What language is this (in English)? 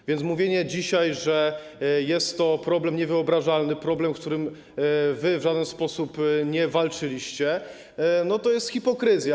Polish